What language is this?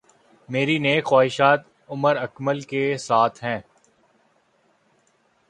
Urdu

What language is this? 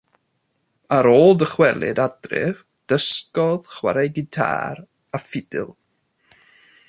Welsh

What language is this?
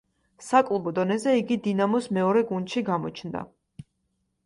Georgian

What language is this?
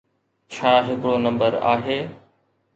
Sindhi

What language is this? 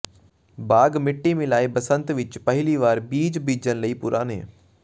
Punjabi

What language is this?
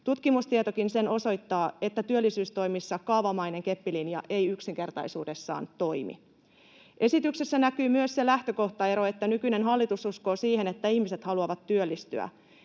Finnish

